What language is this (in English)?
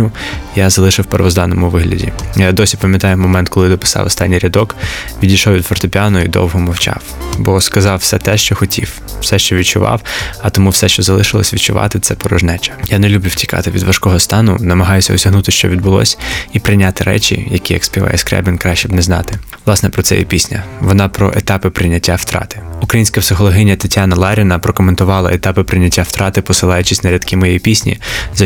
Ukrainian